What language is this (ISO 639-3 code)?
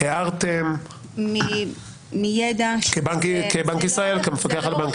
heb